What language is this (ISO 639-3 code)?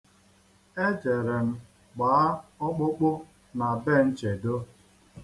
ibo